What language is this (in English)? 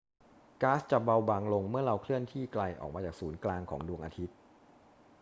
Thai